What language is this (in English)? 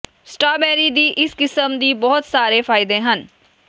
Punjabi